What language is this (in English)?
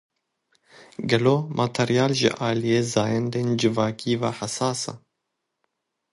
Kurdish